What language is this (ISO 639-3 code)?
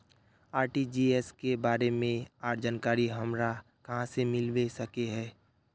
mag